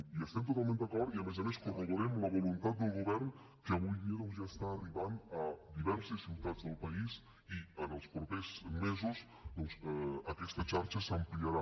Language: Catalan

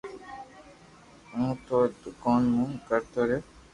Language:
Loarki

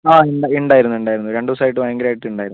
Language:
Malayalam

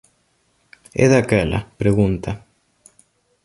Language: Galician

